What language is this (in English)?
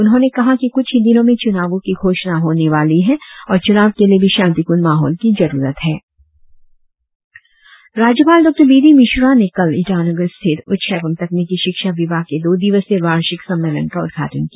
Hindi